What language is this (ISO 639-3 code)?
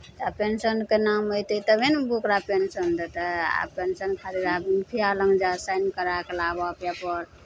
mai